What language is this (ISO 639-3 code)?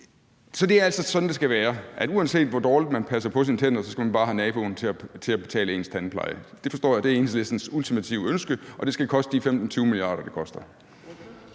dan